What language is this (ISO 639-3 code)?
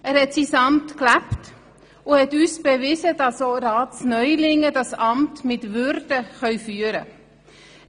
gsw